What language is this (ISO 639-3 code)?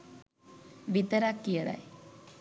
sin